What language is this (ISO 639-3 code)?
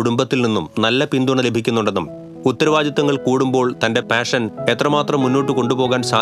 ara